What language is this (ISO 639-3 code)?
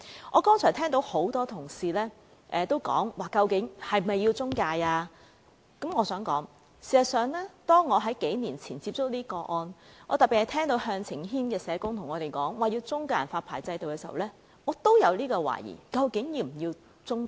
yue